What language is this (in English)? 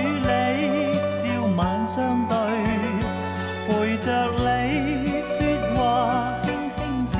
Chinese